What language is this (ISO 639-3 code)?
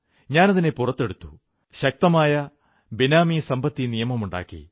mal